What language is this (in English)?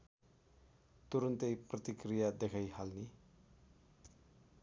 Nepali